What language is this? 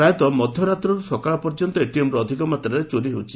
Odia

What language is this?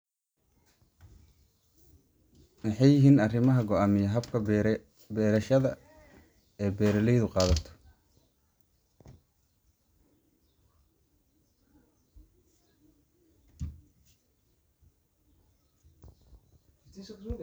Somali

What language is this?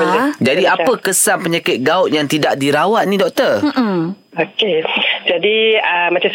Malay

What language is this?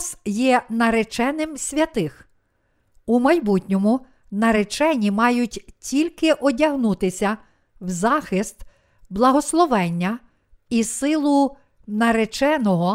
Ukrainian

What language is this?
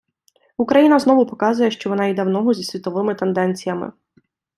Ukrainian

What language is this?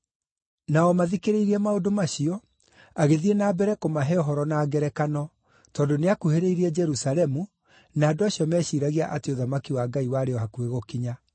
Kikuyu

